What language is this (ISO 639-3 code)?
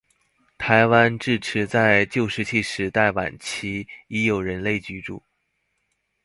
zho